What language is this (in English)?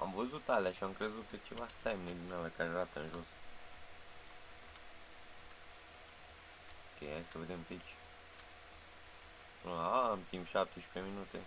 Romanian